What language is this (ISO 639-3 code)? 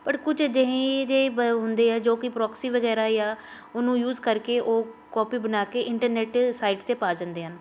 pan